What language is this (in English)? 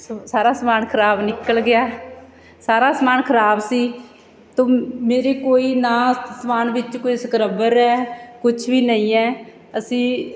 Punjabi